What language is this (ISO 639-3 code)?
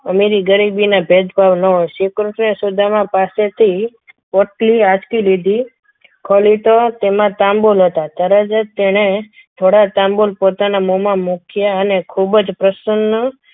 guj